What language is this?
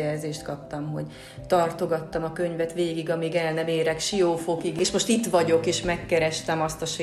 Hungarian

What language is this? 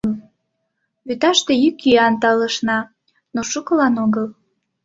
Mari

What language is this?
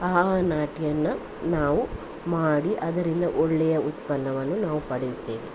Kannada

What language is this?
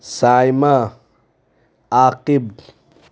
Urdu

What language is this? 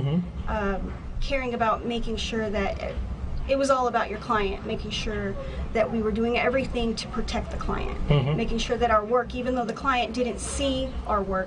English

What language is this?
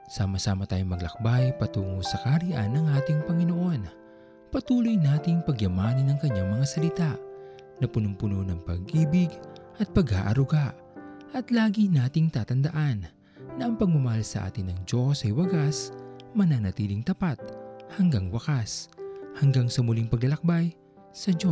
Filipino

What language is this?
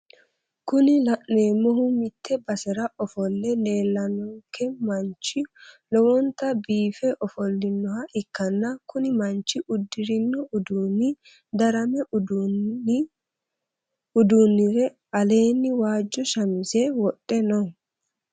Sidamo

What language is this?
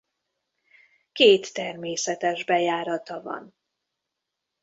Hungarian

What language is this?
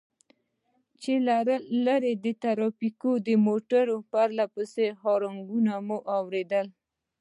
Pashto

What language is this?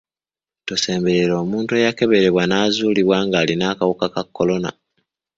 Ganda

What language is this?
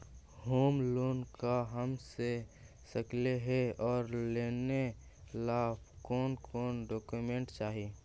Magahi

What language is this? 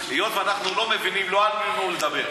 Hebrew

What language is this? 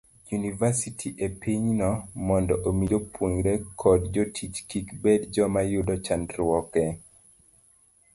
Luo (Kenya and Tanzania)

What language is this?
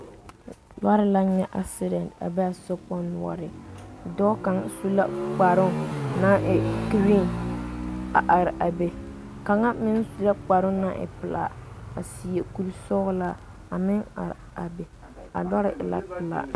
Southern Dagaare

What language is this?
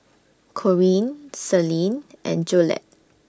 English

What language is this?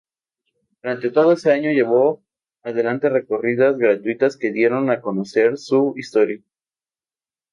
Spanish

